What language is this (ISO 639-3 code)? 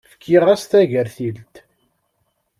kab